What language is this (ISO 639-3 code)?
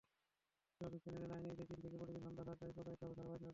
ben